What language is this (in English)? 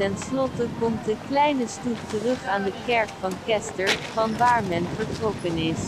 Dutch